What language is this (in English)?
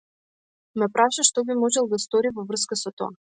Macedonian